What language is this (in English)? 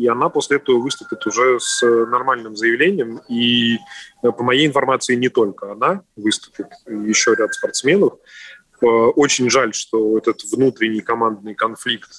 Russian